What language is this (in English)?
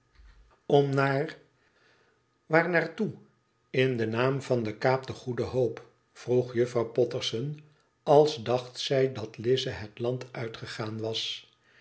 Dutch